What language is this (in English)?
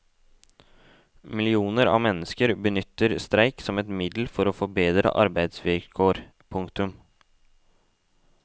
Norwegian